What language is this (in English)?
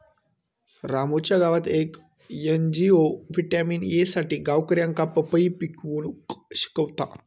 Marathi